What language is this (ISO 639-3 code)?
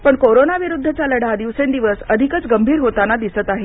mar